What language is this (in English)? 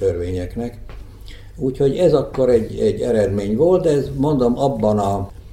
Hungarian